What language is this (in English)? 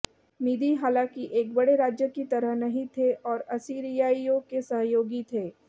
Hindi